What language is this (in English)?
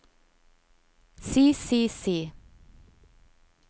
Norwegian